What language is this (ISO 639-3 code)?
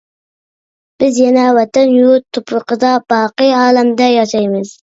uig